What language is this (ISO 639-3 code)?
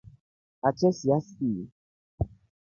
rof